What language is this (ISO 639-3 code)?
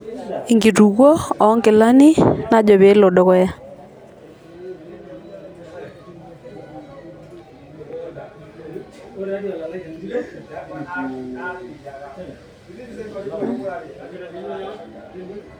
mas